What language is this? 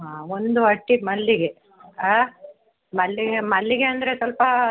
Kannada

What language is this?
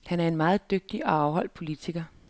Danish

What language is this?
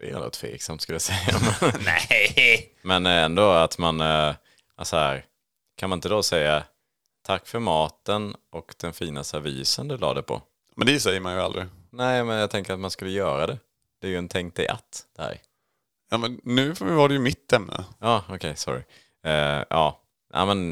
Swedish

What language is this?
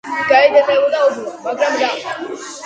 Georgian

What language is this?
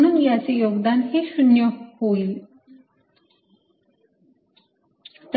Marathi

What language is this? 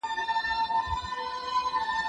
Pashto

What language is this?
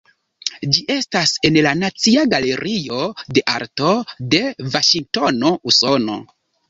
Esperanto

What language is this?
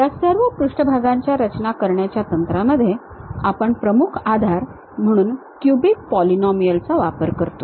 Marathi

